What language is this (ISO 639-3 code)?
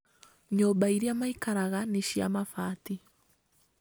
kik